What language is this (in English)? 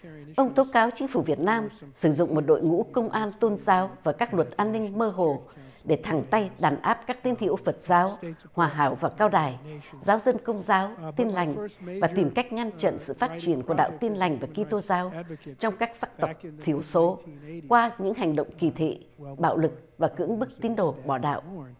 Vietnamese